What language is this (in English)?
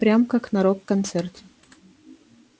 Russian